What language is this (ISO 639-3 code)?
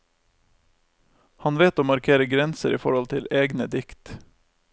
nor